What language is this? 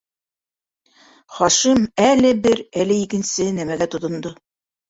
Bashkir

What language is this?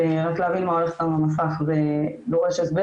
Hebrew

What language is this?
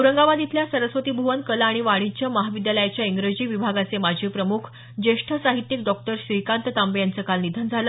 Marathi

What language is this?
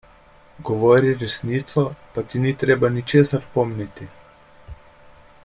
Slovenian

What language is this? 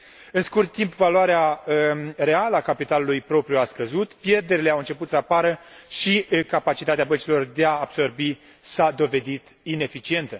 Romanian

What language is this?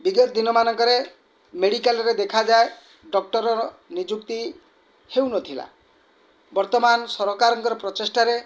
Odia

